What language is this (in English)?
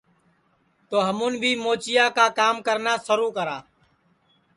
Sansi